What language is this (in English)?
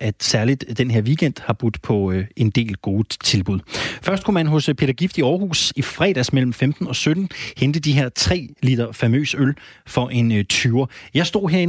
Danish